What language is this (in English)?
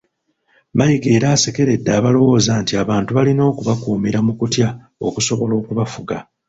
Ganda